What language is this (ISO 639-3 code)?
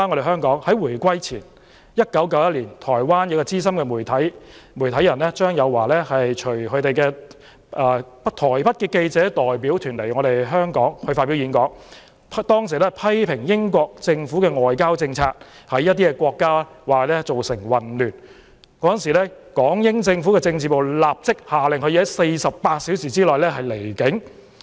yue